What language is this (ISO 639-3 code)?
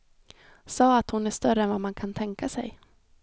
swe